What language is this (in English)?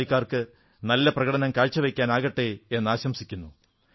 Malayalam